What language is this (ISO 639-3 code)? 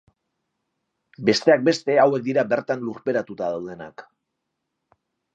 eus